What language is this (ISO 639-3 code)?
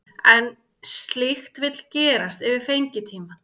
isl